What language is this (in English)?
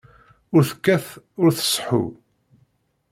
Kabyle